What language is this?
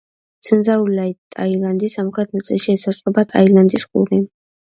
Georgian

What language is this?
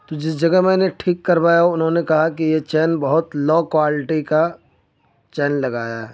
Urdu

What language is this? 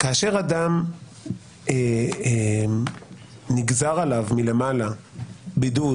Hebrew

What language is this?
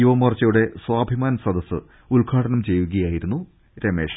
Malayalam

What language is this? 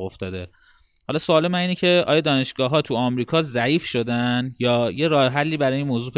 Persian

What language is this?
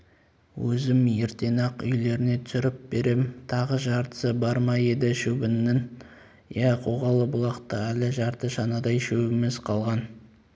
Kazakh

